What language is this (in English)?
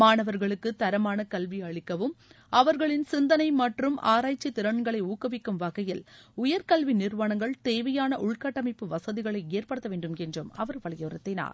Tamil